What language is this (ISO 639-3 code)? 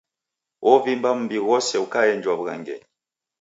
dav